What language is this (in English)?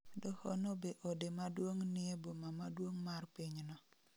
Luo (Kenya and Tanzania)